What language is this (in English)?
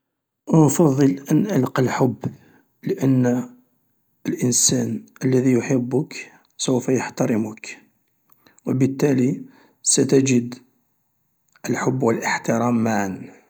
Algerian Arabic